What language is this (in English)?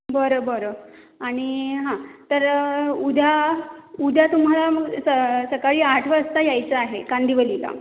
Marathi